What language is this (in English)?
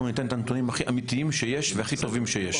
Hebrew